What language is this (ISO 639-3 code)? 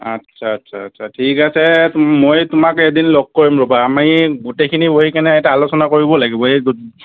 asm